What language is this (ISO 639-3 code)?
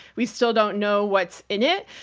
eng